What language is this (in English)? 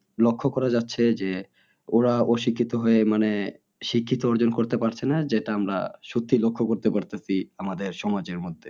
Bangla